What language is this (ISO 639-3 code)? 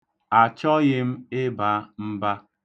ibo